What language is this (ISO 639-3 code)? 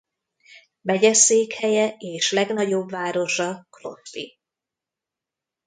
hun